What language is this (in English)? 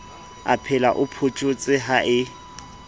Southern Sotho